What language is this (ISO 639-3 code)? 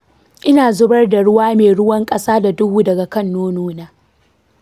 hau